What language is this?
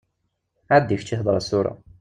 Kabyle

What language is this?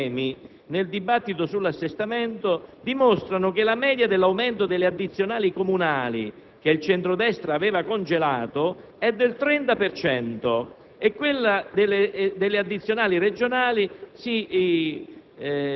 Italian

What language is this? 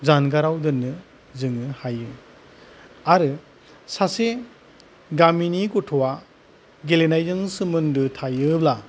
Bodo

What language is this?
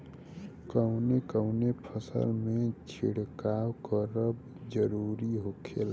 Bhojpuri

